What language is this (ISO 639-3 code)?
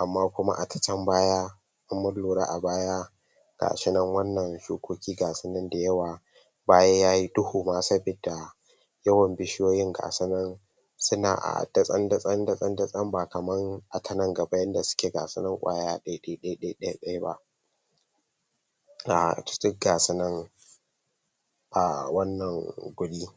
hau